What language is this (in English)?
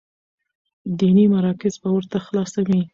Pashto